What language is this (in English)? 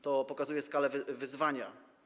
Polish